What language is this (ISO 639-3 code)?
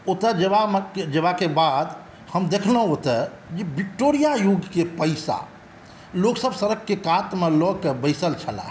mai